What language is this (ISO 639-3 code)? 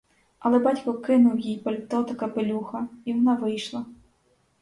ukr